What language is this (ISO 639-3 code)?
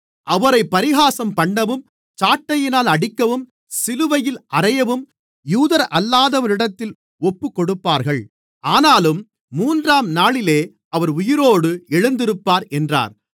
tam